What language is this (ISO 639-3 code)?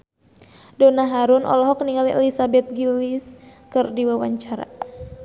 sun